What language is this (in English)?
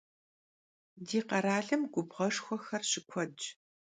Kabardian